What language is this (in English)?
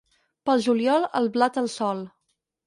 Catalan